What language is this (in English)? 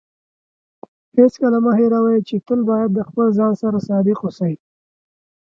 Pashto